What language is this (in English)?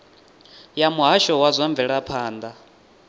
Venda